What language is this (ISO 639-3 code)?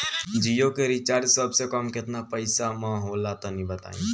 bho